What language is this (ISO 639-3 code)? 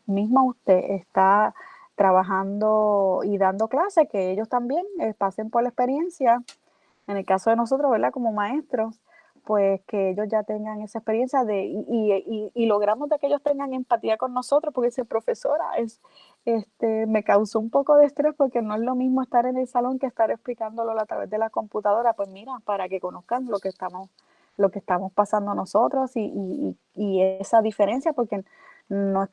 spa